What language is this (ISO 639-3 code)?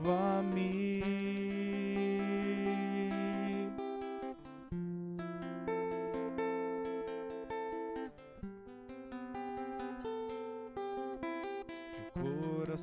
por